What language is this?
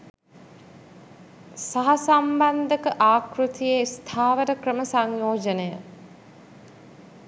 Sinhala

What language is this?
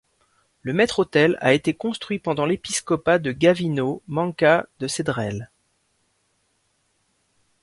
French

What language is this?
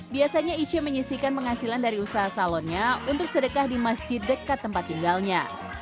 Indonesian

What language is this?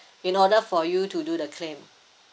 English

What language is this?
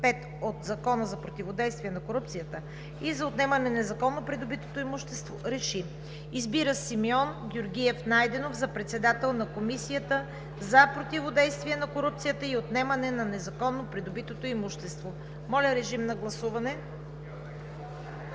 Bulgarian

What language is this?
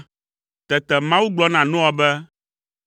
Ewe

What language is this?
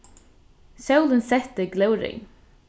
Faroese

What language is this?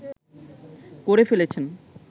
Bangla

